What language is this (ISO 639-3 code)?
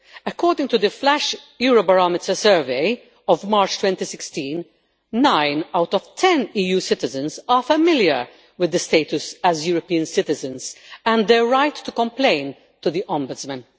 eng